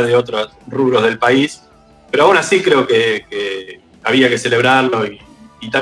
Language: Spanish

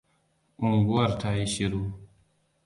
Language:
Hausa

